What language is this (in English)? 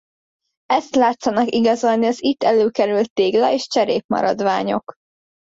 Hungarian